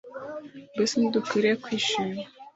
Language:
Kinyarwanda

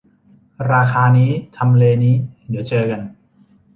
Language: Thai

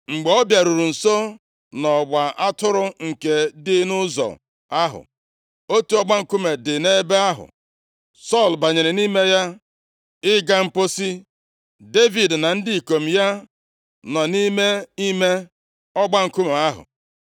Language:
Igbo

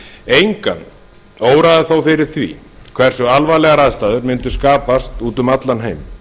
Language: Icelandic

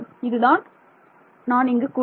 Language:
Tamil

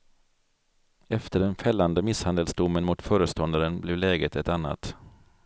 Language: Swedish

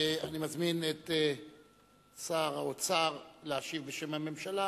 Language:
Hebrew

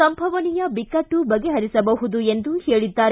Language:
Kannada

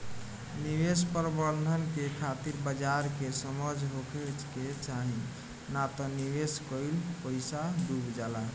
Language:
Bhojpuri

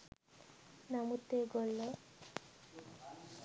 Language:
Sinhala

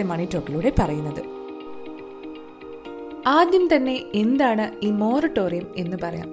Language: Malayalam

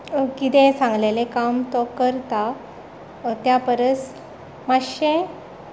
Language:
Konkani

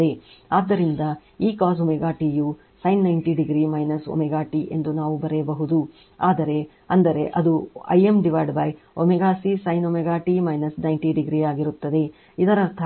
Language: Kannada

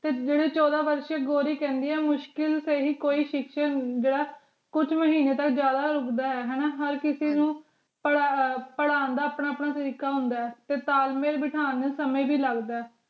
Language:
Punjabi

